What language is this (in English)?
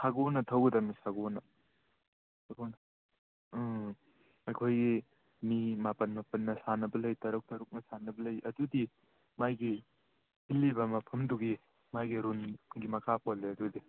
Manipuri